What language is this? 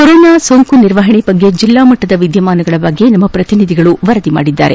Kannada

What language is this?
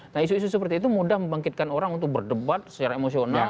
Indonesian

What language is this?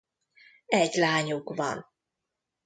Hungarian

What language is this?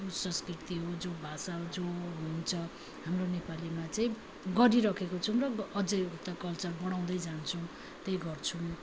Nepali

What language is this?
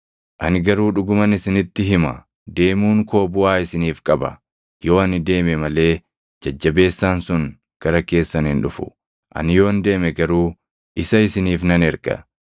Oromo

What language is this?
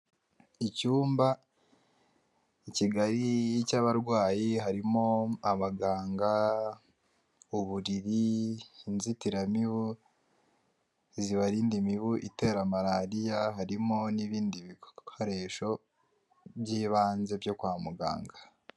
Kinyarwanda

